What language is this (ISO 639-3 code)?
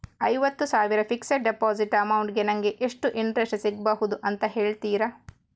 kan